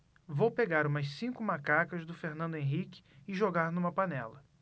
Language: Portuguese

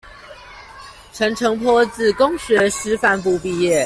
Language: Chinese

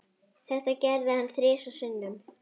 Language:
Icelandic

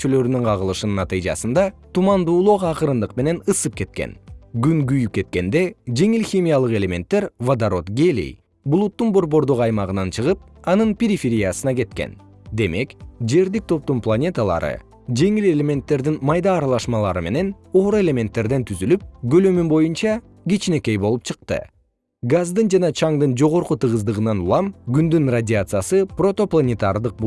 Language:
Kyrgyz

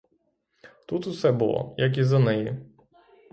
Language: Ukrainian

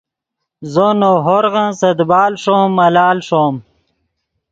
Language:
Yidgha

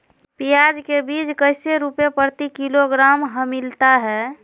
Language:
Magahi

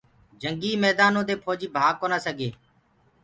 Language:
Gurgula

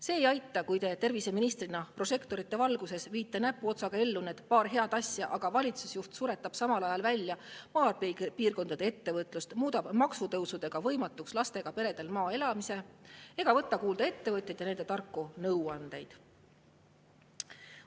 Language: Estonian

